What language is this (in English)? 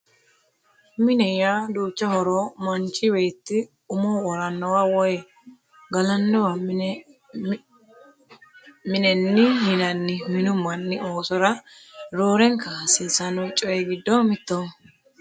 Sidamo